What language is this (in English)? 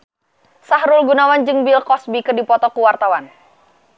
Sundanese